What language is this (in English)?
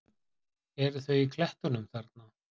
Icelandic